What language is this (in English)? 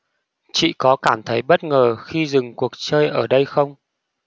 Vietnamese